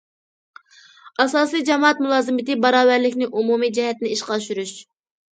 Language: Uyghur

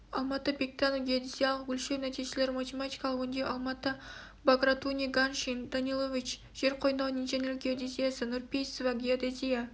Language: Kazakh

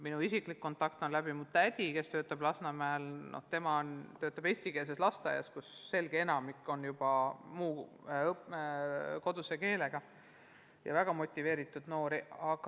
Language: Estonian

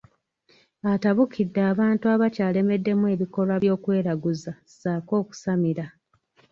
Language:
Ganda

